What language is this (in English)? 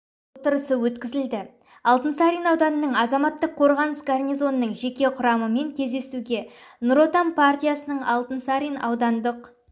Kazakh